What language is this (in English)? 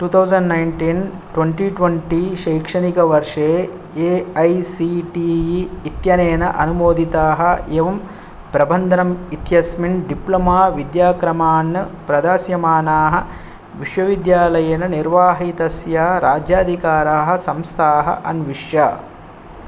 Sanskrit